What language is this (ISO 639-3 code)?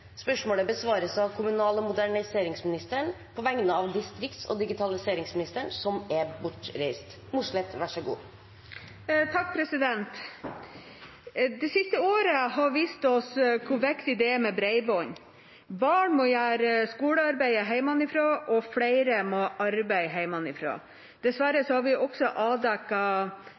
nor